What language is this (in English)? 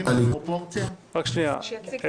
Hebrew